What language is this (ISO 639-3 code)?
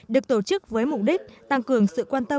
vie